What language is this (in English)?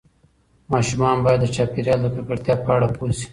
Pashto